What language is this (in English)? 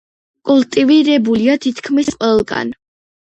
Georgian